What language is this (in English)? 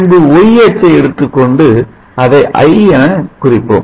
Tamil